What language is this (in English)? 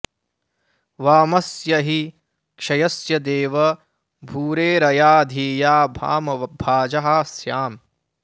Sanskrit